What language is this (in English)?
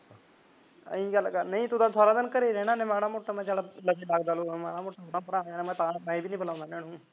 Punjabi